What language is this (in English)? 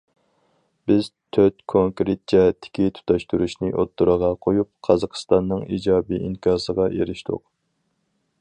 Uyghur